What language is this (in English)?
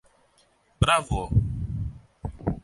Greek